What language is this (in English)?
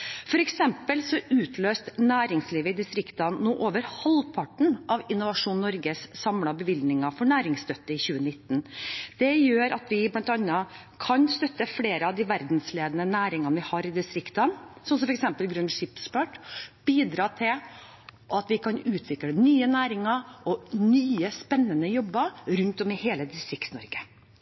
Norwegian Bokmål